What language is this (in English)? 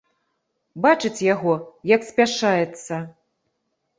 Belarusian